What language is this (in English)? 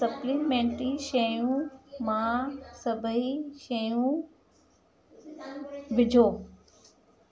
Sindhi